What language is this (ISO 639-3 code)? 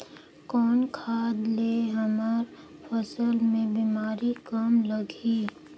hne